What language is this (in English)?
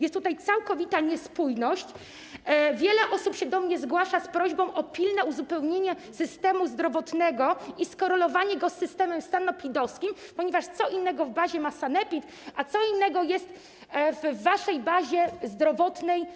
Polish